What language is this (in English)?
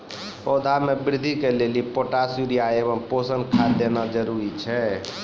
Maithili